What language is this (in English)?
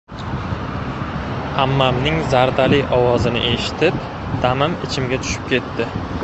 Uzbek